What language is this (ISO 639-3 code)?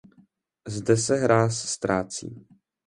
ces